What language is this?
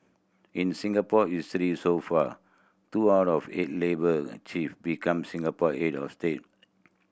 English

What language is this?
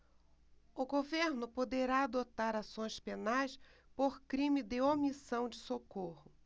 Portuguese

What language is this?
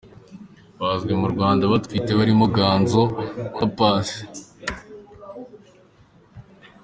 Kinyarwanda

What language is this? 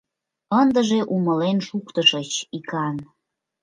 Mari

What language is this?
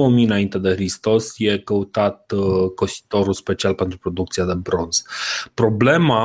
Romanian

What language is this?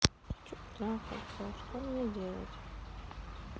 Russian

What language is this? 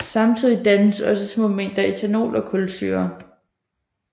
Danish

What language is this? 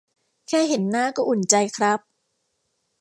Thai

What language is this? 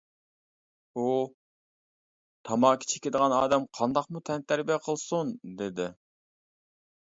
Uyghur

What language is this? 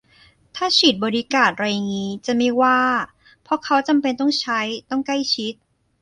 Thai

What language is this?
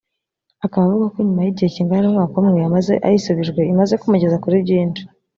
Kinyarwanda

